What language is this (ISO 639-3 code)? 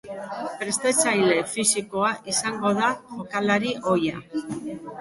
eus